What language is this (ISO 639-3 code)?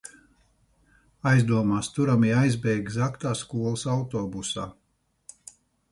lav